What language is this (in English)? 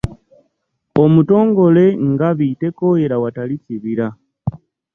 Ganda